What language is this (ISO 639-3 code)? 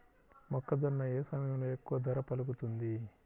tel